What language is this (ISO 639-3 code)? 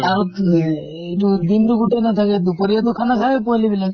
asm